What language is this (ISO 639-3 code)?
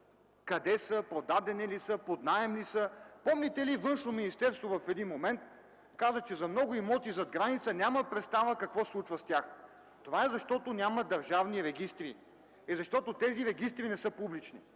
bul